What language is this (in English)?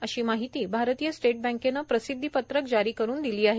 Marathi